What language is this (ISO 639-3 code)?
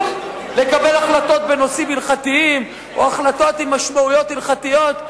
heb